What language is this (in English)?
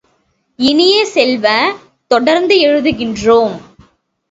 Tamil